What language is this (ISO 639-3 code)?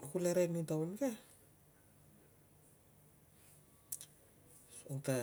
lcm